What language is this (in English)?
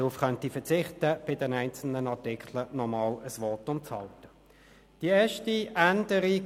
Swiss German